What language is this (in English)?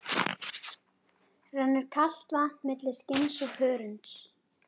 Icelandic